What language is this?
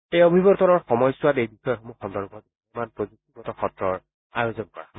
Assamese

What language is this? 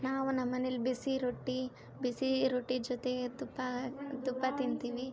Kannada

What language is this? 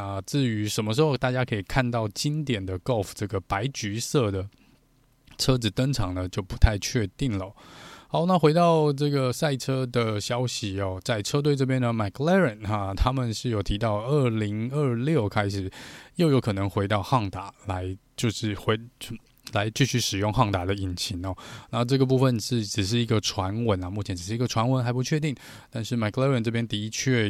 Chinese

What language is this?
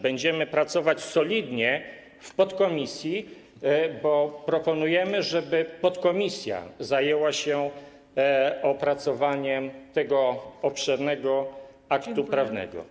Polish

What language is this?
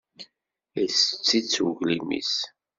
Kabyle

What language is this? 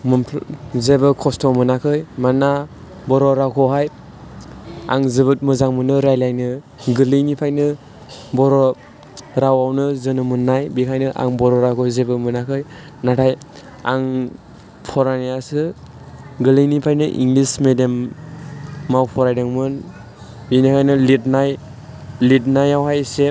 Bodo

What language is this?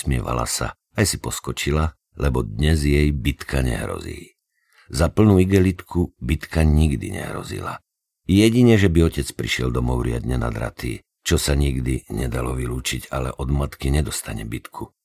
Slovak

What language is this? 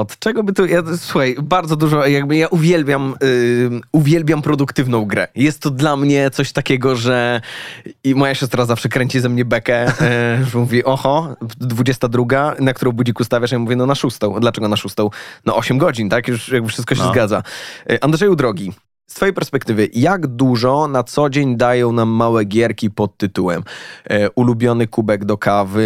Polish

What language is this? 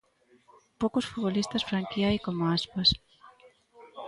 Galician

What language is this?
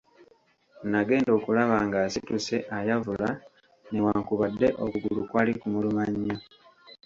Ganda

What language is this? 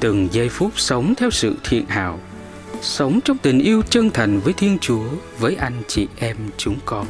Vietnamese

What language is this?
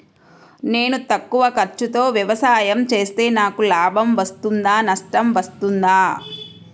Telugu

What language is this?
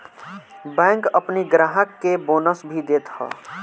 Bhojpuri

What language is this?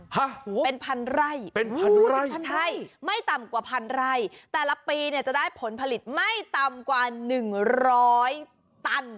Thai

